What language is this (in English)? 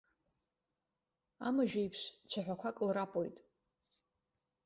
Abkhazian